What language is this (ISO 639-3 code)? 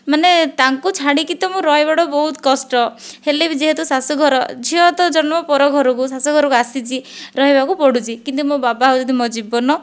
ori